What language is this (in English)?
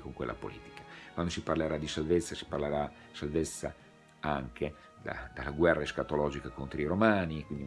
Italian